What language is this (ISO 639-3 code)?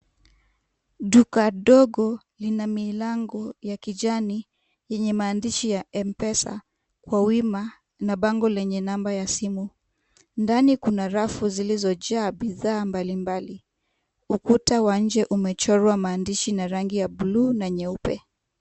swa